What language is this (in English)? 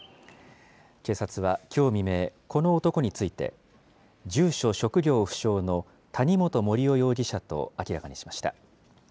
Japanese